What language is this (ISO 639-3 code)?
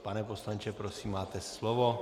ces